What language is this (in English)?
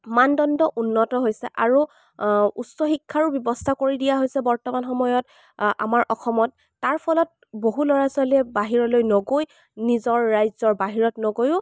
Assamese